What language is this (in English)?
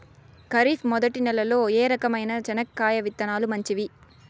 Telugu